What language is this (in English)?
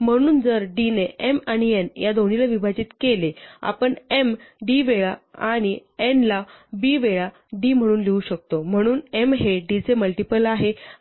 Marathi